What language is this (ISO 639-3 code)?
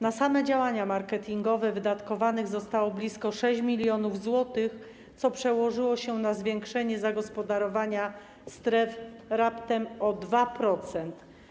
pol